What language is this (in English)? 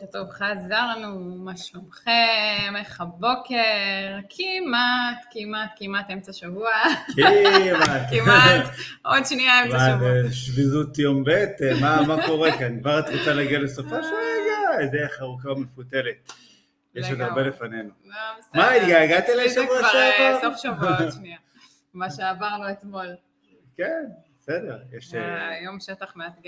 Hebrew